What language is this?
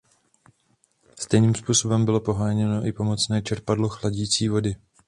Czech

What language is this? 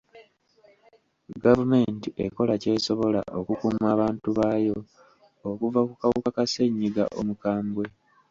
Ganda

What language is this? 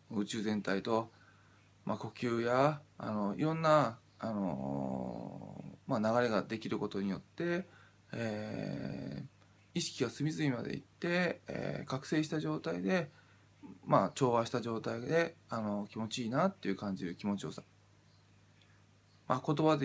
Japanese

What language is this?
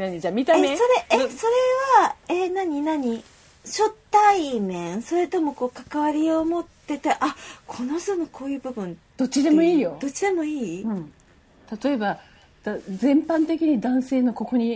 Japanese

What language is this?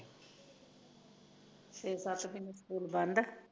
Punjabi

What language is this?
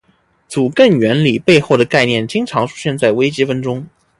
Chinese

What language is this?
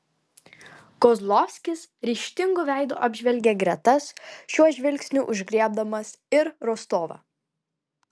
Lithuanian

